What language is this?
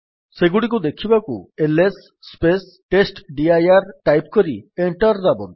Odia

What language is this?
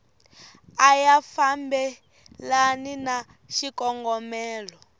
Tsonga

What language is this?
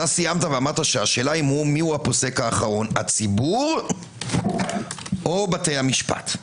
Hebrew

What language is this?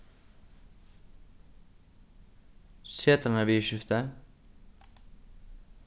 Faroese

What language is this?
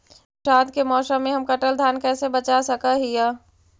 Magahi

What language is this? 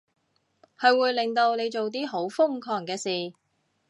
Cantonese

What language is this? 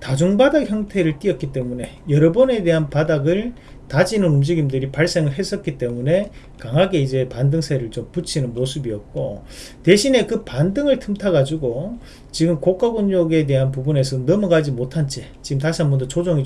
Korean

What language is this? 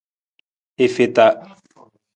Nawdm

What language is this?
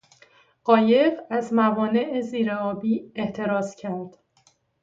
Persian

